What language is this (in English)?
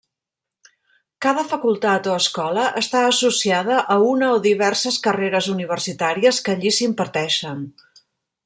Catalan